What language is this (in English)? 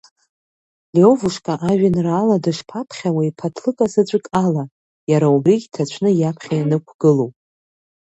Abkhazian